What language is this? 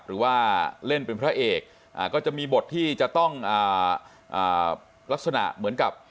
Thai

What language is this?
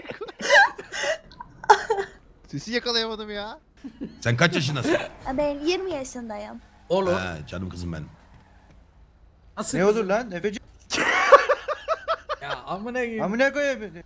Turkish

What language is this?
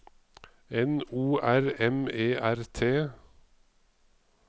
Norwegian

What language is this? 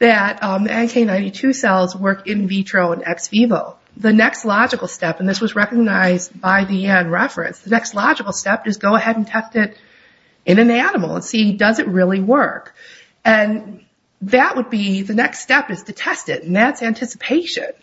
English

